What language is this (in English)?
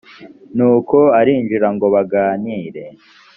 Kinyarwanda